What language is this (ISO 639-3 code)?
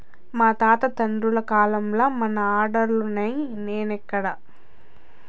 tel